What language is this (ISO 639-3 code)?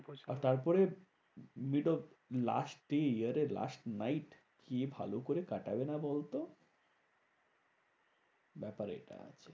ben